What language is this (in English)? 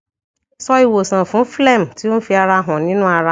Yoruba